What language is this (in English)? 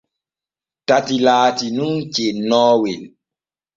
Borgu Fulfulde